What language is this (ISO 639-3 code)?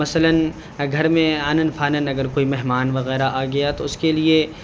urd